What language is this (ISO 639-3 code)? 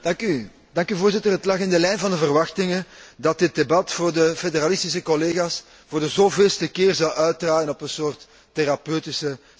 nld